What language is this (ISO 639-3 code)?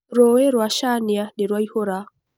kik